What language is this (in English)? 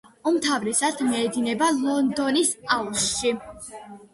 Georgian